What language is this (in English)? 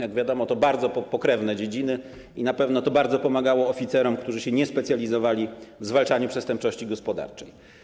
Polish